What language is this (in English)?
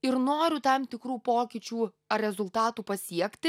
Lithuanian